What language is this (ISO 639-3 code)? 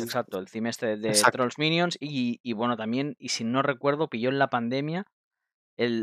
spa